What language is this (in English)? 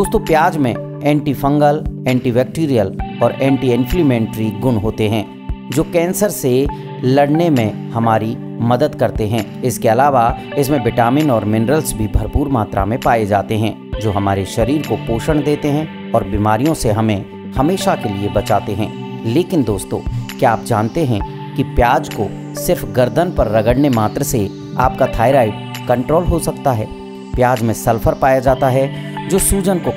Hindi